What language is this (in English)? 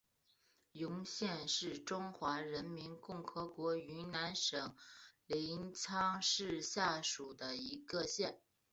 Chinese